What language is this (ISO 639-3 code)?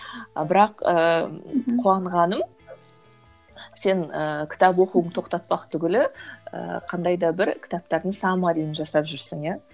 kaz